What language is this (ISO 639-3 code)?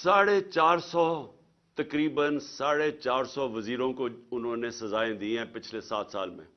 urd